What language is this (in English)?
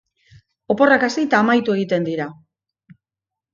Basque